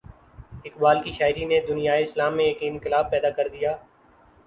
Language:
Urdu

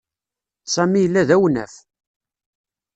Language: Kabyle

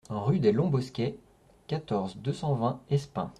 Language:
French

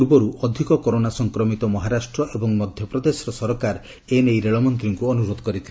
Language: Odia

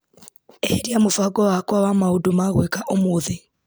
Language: Kikuyu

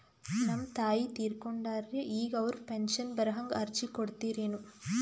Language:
Kannada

